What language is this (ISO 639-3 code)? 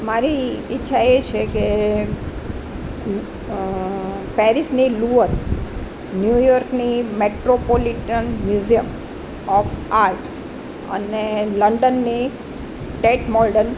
guj